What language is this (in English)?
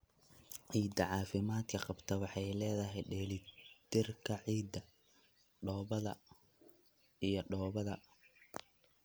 Somali